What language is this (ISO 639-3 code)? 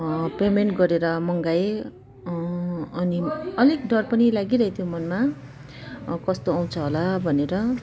nep